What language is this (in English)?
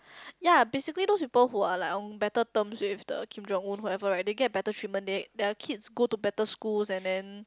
English